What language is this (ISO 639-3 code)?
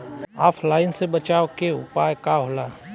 bho